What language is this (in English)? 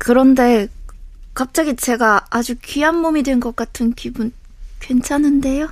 Korean